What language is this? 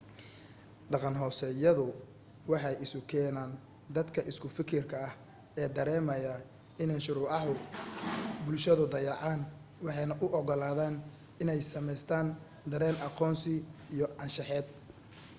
Somali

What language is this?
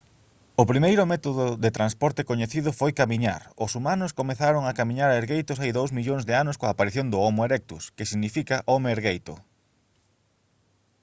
Galician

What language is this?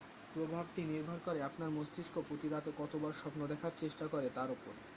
Bangla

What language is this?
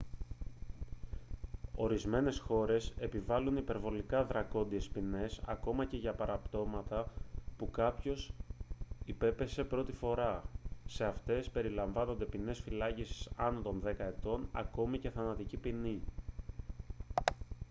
Greek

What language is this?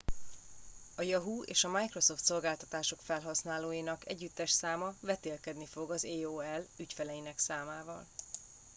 Hungarian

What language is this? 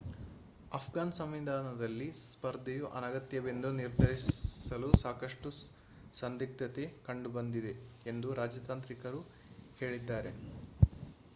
Kannada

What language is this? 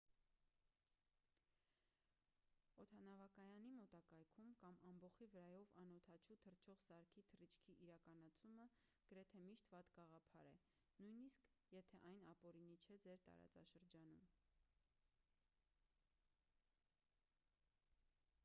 Armenian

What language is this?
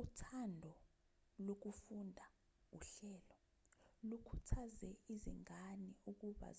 Zulu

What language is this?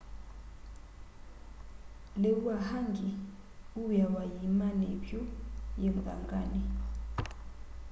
Kamba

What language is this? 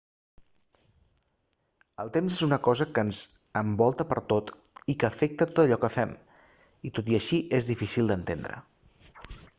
Catalan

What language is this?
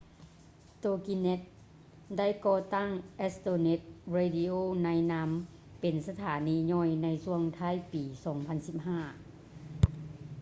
Lao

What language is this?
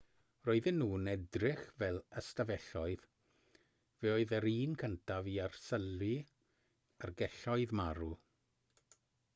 Welsh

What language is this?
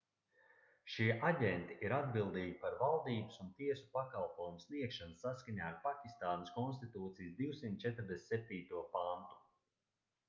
Latvian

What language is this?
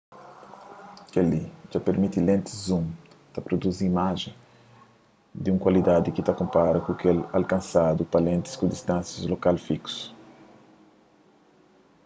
Kabuverdianu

